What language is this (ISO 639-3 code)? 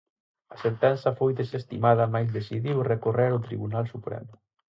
glg